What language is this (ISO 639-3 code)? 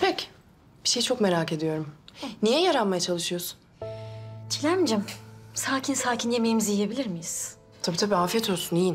tur